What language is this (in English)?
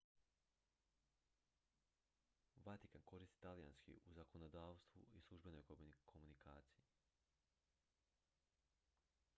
Croatian